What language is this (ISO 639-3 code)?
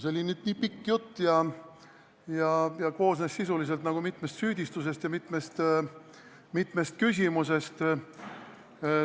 est